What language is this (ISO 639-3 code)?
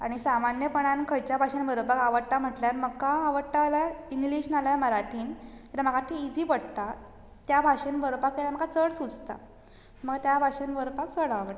kok